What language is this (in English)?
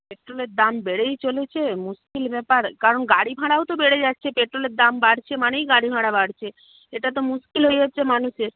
Bangla